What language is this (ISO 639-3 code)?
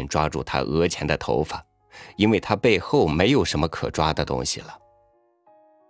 zho